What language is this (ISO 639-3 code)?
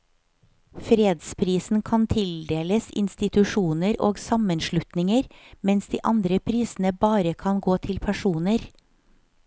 nor